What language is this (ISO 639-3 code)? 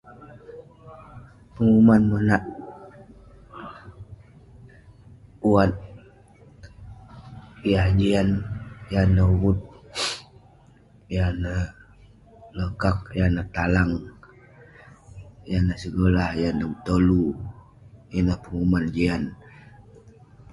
pne